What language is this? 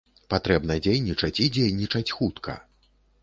Belarusian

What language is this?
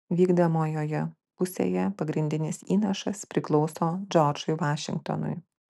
Lithuanian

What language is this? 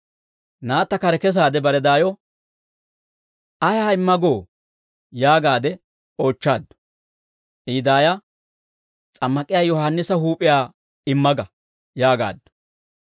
Dawro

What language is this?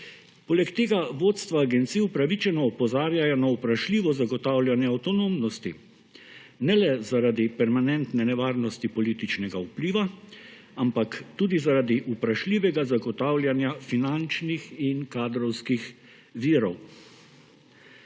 Slovenian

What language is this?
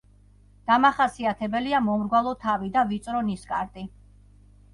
Georgian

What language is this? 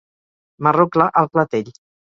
Catalan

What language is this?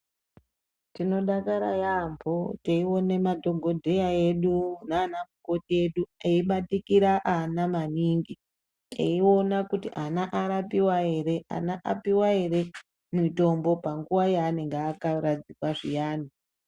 Ndau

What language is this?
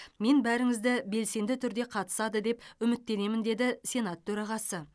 Kazakh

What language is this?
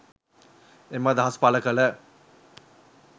Sinhala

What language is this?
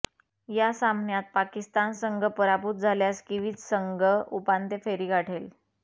Marathi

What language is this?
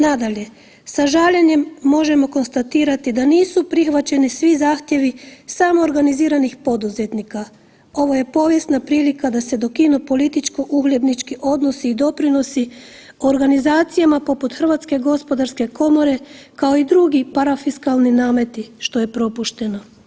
Croatian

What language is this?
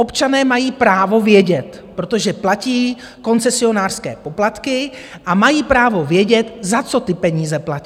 Czech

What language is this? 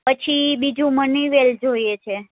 Gujarati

